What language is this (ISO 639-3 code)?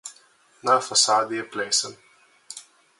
slv